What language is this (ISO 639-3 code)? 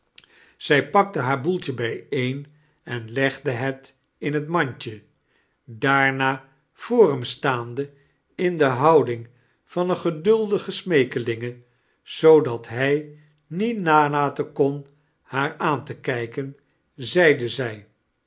nld